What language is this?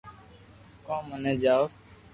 Loarki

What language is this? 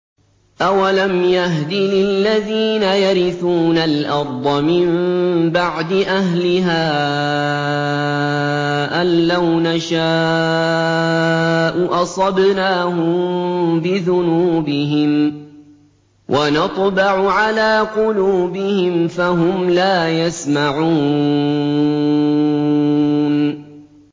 Arabic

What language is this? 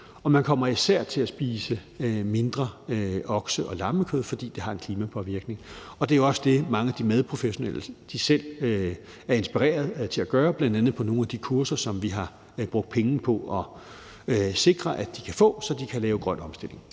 Danish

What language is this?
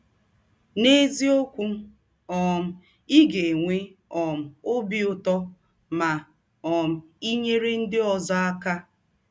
Igbo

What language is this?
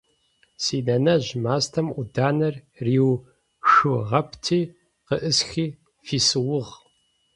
Adyghe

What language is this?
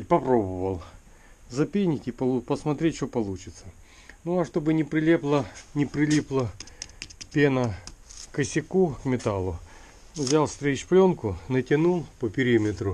Russian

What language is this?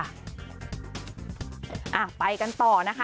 Thai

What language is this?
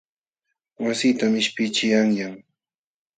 Jauja Wanca Quechua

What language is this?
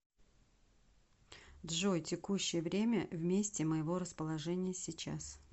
Russian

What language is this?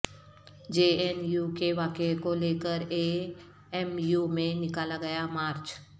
Urdu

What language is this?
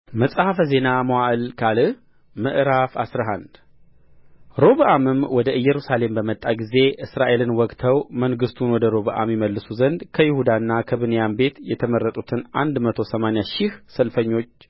Amharic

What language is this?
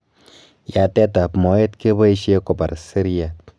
Kalenjin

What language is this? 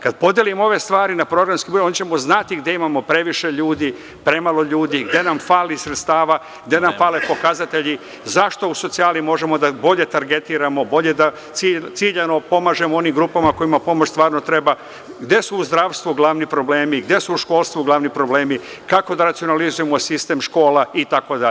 Serbian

